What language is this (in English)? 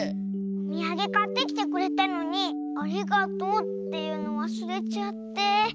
Japanese